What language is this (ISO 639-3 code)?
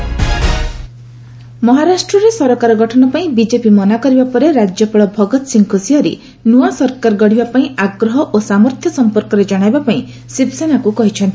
ori